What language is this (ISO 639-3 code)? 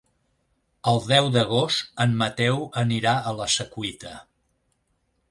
cat